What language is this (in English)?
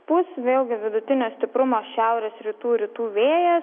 Lithuanian